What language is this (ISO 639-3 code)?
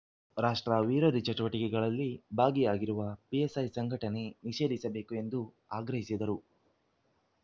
kan